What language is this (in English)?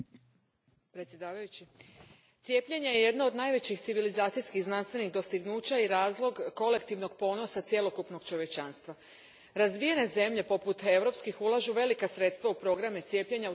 Croatian